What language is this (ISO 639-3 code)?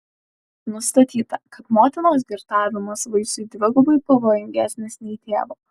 lit